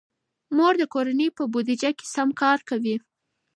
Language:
Pashto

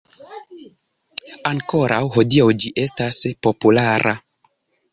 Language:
Esperanto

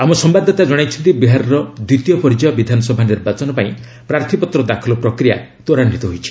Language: Odia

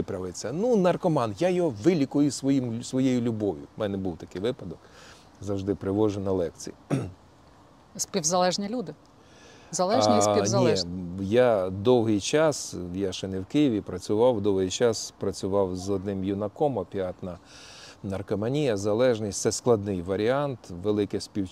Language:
Ukrainian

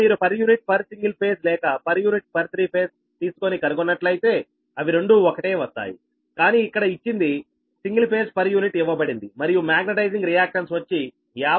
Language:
Telugu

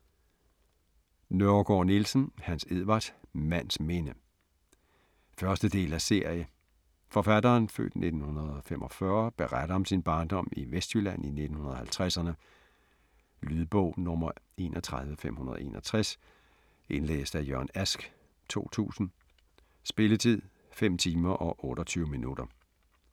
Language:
Danish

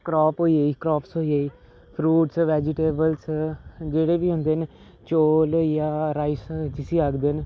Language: Dogri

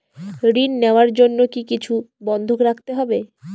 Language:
Bangla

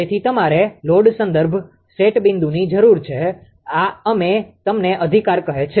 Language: Gujarati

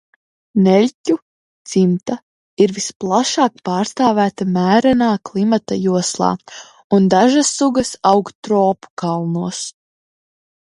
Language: Latvian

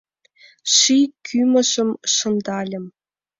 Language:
Mari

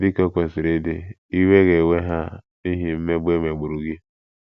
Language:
Igbo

